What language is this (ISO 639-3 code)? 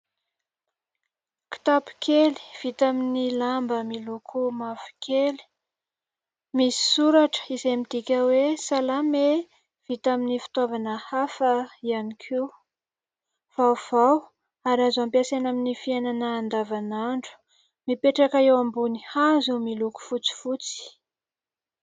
mlg